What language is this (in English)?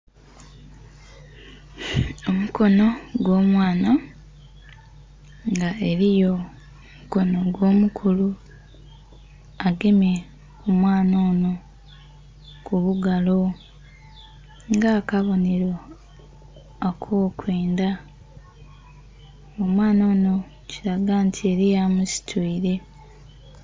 Soga